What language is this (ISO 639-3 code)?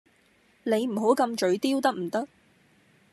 yue